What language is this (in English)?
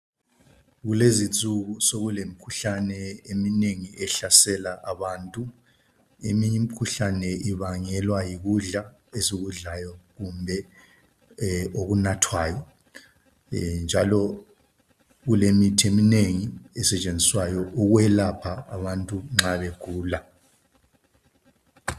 North Ndebele